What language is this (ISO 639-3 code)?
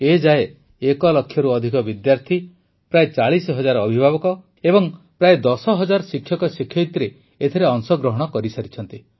ori